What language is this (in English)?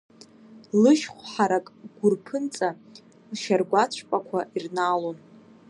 Abkhazian